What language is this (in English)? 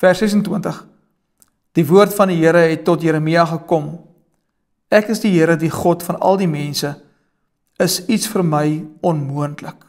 Dutch